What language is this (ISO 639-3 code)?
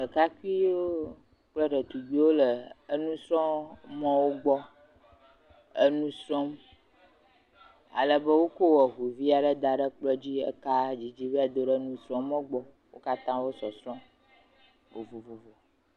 ewe